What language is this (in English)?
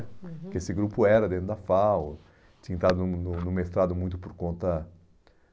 Portuguese